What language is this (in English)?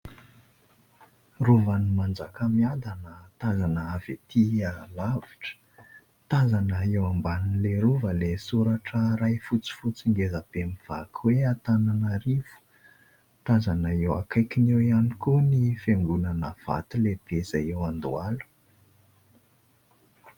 Malagasy